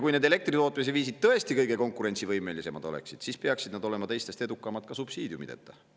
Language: Estonian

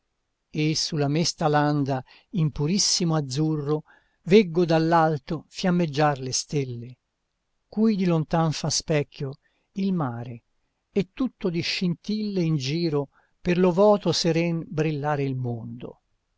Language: Italian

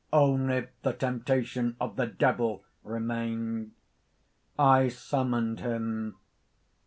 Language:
English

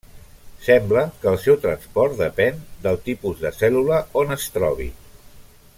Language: Catalan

